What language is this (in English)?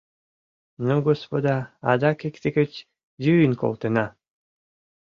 Mari